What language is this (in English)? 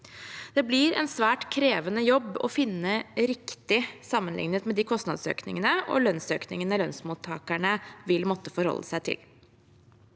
Norwegian